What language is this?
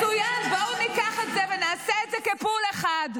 Hebrew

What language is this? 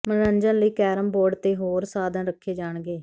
Punjabi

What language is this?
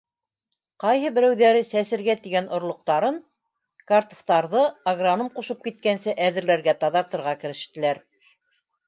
Bashkir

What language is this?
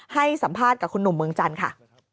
Thai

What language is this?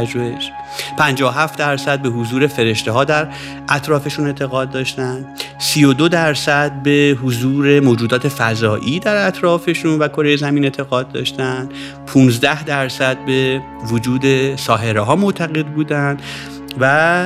Persian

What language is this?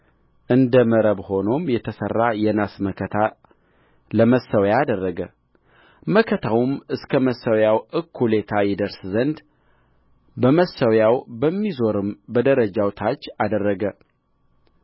Amharic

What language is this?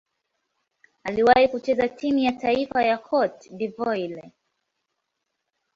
Swahili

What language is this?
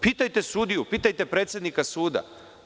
Serbian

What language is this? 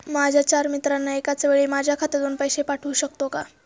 Marathi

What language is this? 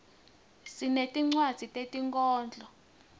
Swati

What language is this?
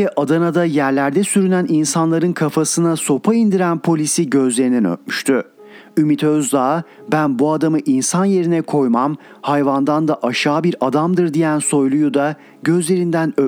Turkish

